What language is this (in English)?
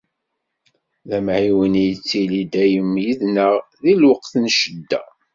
Kabyle